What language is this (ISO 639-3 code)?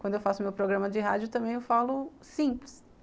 por